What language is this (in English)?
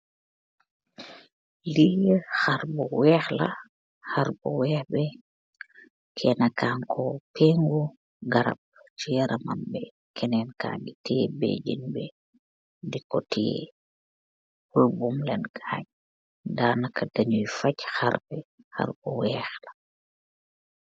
Wolof